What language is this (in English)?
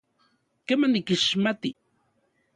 Central Puebla Nahuatl